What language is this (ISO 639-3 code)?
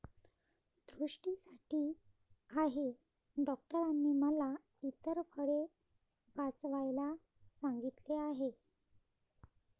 mar